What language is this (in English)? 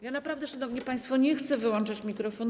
Polish